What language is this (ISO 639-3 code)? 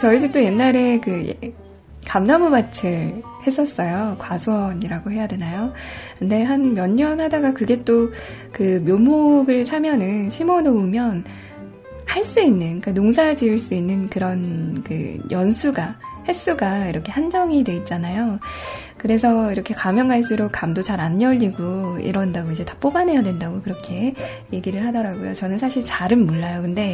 kor